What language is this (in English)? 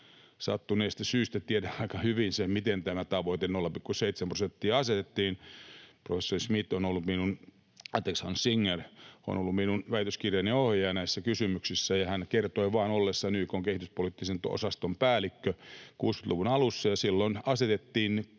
Finnish